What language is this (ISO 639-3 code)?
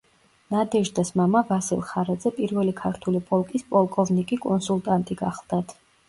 kat